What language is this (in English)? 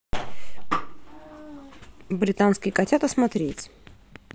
Russian